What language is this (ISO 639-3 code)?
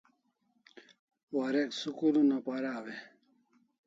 kls